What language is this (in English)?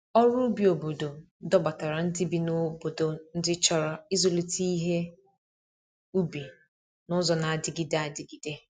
Igbo